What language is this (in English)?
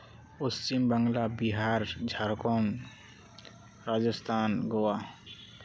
Santali